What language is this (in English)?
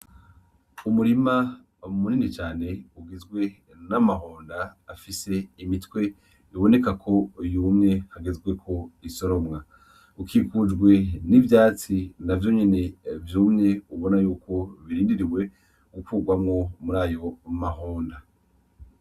Rundi